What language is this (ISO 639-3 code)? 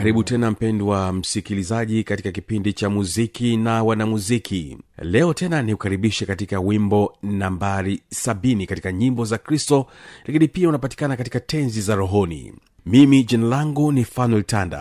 swa